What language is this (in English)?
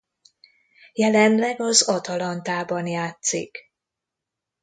Hungarian